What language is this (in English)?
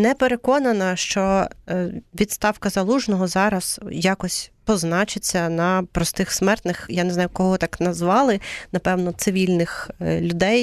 Ukrainian